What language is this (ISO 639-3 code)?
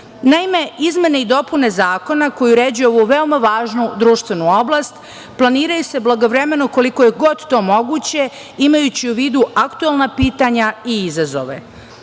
srp